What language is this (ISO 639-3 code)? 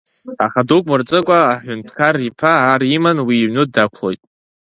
abk